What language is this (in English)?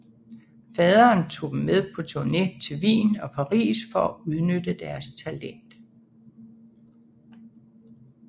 Danish